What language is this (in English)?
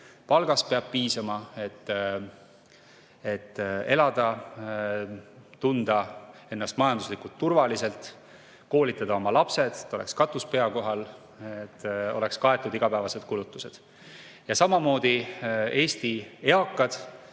Estonian